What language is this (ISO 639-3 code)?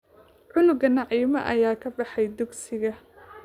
som